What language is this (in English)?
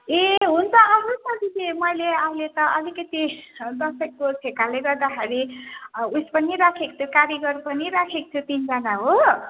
Nepali